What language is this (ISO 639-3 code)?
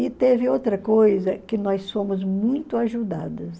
por